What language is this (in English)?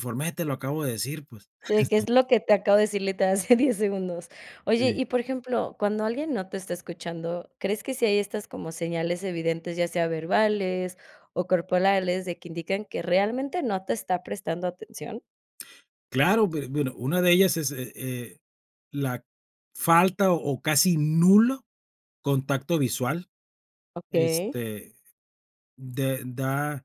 Spanish